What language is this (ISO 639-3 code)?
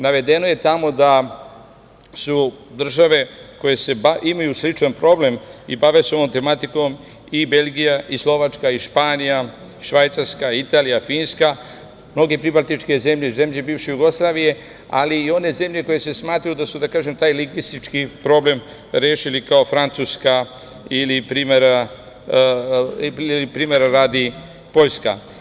srp